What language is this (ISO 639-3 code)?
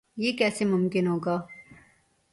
urd